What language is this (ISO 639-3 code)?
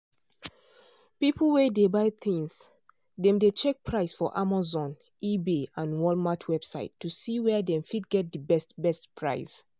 pcm